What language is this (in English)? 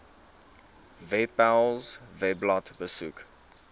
Afrikaans